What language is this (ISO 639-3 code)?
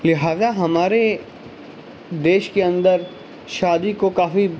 urd